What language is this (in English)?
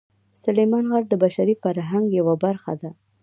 Pashto